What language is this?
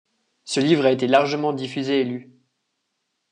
French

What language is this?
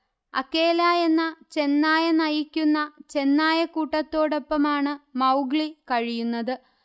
Malayalam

